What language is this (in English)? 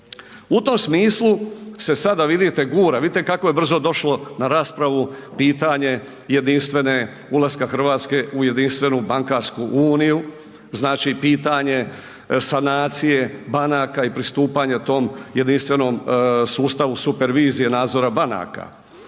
Croatian